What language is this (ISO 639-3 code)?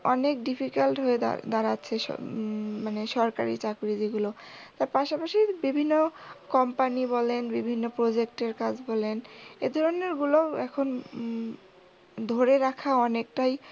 ben